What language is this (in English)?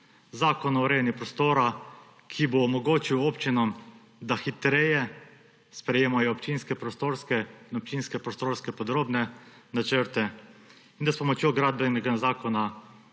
Slovenian